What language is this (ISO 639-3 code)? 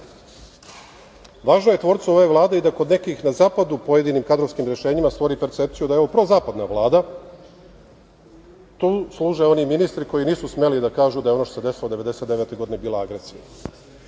srp